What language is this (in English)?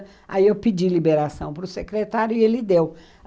Portuguese